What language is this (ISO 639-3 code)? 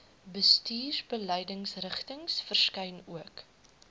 afr